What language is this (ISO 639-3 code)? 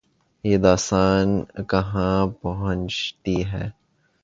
urd